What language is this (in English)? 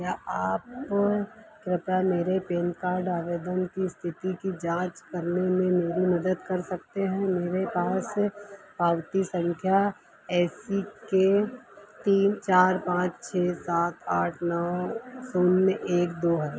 Hindi